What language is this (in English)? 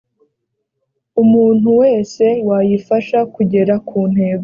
Kinyarwanda